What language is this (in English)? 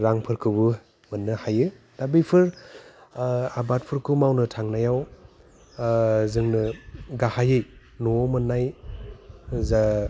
Bodo